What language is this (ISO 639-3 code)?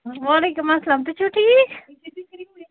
kas